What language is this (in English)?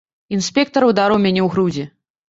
Belarusian